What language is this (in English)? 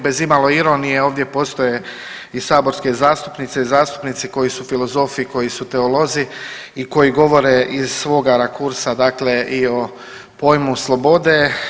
Croatian